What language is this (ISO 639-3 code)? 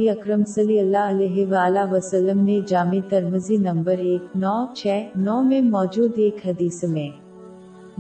urd